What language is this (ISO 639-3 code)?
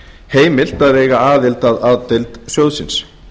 isl